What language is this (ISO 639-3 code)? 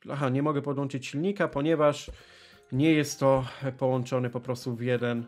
pol